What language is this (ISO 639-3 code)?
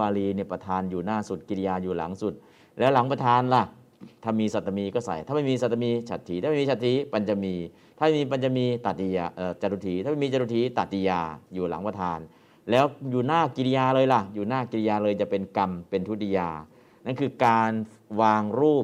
tha